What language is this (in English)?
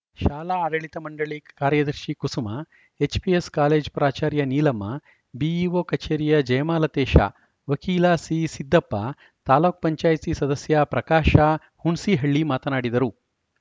Kannada